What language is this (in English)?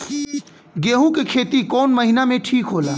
Bhojpuri